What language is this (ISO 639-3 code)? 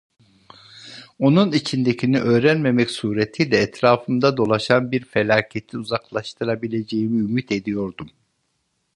tur